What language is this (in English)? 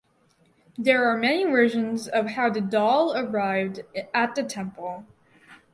English